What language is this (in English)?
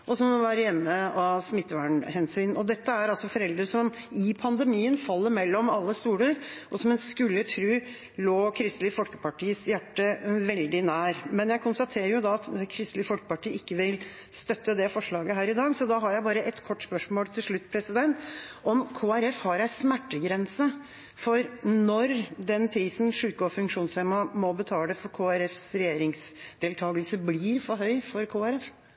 Norwegian